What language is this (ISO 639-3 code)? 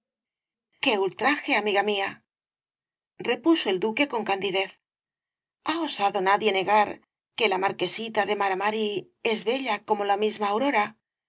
spa